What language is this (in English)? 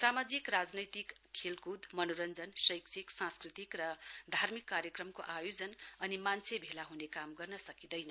Nepali